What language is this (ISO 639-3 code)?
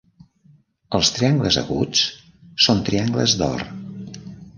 cat